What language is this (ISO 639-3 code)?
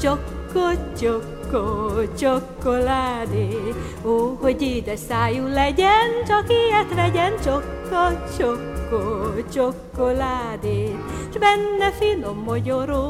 hun